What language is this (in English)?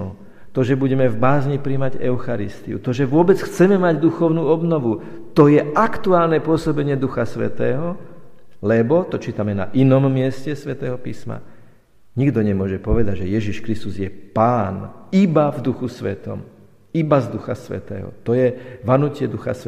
Slovak